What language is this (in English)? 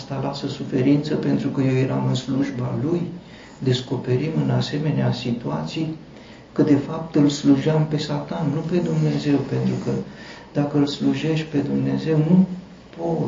Romanian